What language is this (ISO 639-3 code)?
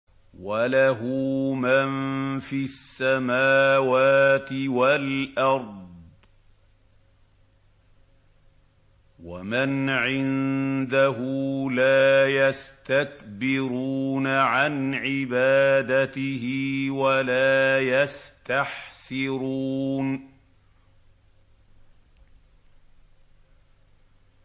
ara